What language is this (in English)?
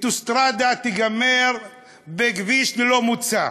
Hebrew